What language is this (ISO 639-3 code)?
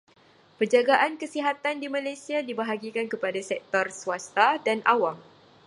msa